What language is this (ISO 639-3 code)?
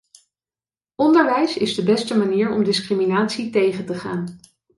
nld